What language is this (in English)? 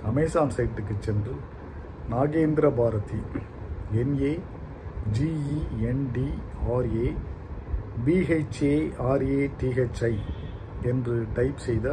Tamil